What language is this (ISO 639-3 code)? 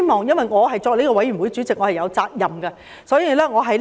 yue